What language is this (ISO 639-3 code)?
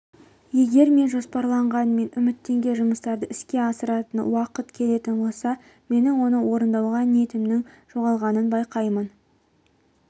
kaz